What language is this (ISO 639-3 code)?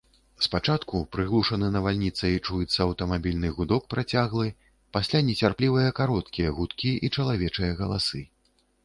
bel